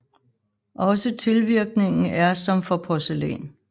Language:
Danish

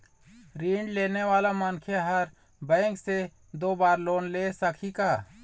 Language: Chhattisgarhi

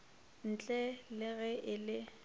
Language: Northern Sotho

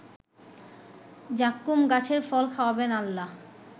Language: Bangla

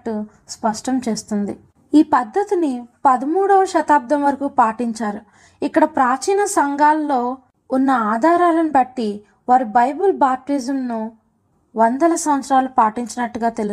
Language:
Telugu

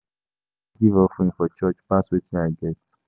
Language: Nigerian Pidgin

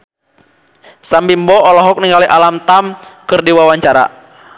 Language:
Sundanese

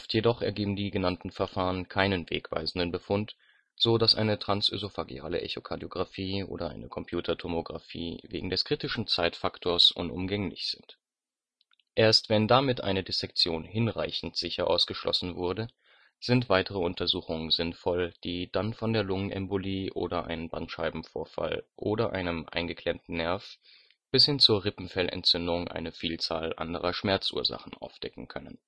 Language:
German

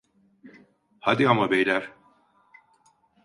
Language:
Turkish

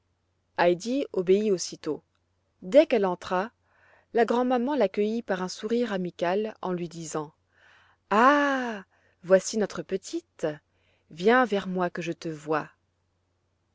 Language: French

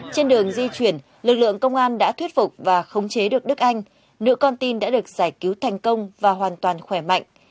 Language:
Vietnamese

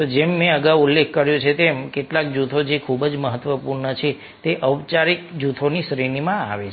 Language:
Gujarati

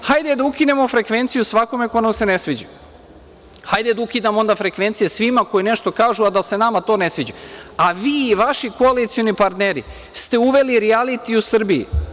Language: Serbian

